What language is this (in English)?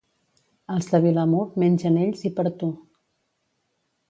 Catalan